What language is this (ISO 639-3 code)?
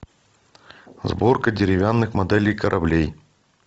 rus